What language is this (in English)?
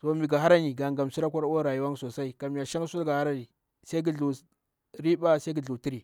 Bura-Pabir